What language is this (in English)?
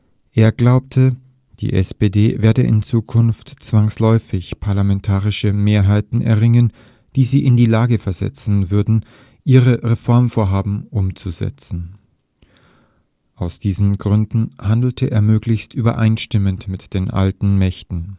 German